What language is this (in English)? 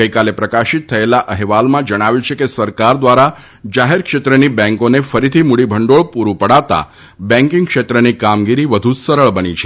Gujarati